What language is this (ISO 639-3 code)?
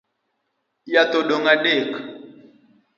luo